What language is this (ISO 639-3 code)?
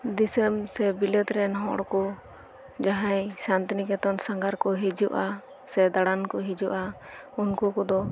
sat